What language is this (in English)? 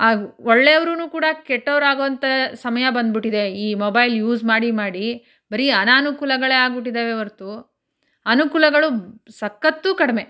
Kannada